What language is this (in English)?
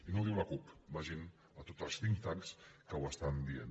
Catalan